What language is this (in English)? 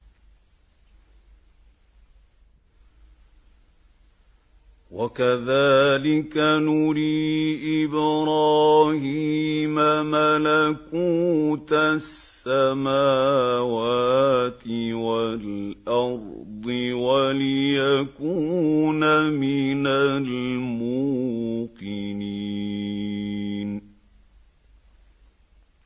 Arabic